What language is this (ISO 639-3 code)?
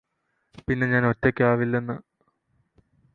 mal